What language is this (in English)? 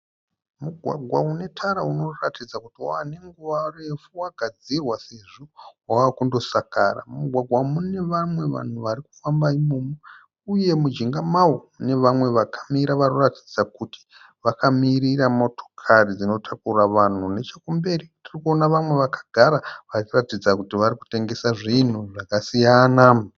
Shona